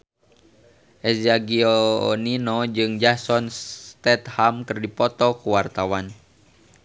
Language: Sundanese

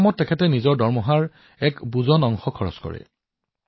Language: Assamese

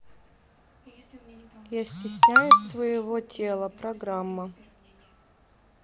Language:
Russian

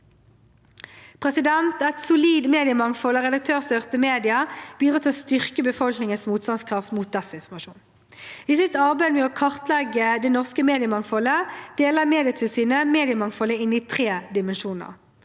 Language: Norwegian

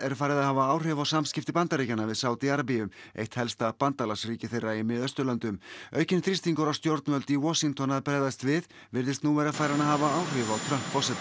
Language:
Icelandic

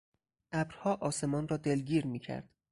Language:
Persian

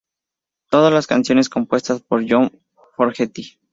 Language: Spanish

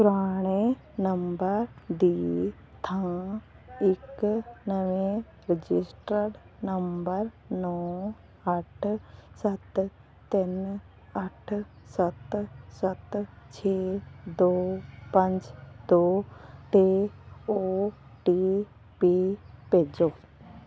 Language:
Punjabi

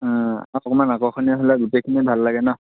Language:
Assamese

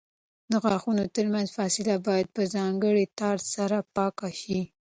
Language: Pashto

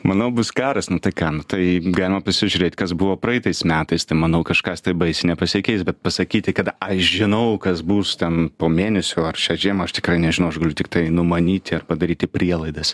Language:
Lithuanian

